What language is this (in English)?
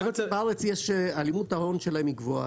Hebrew